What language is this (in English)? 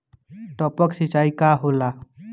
Bhojpuri